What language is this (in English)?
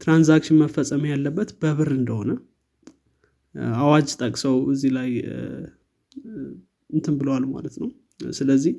Amharic